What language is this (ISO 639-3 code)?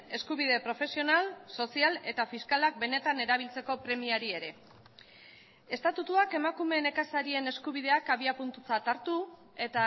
eus